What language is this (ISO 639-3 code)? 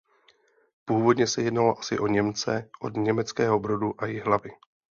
ces